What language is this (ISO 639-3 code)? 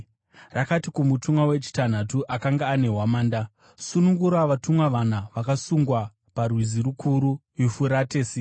sna